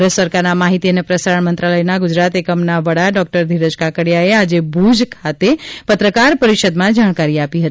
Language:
Gujarati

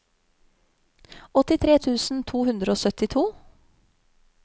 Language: Norwegian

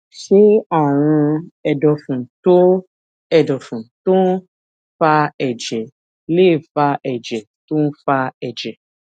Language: Yoruba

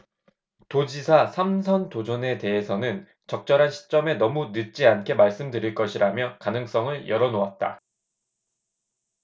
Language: Korean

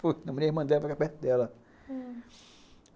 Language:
Portuguese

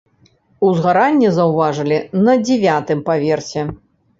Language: Belarusian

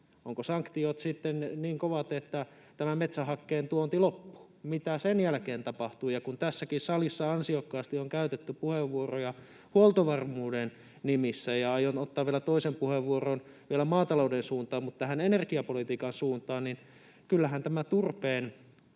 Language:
Finnish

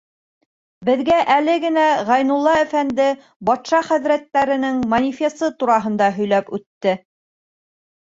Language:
Bashkir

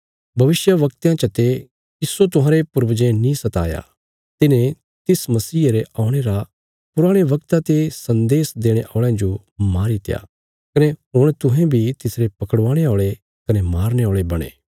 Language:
Bilaspuri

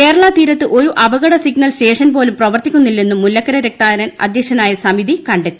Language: Malayalam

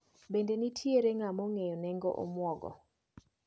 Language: Luo (Kenya and Tanzania)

